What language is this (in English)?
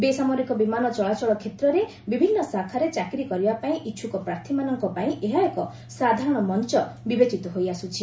Odia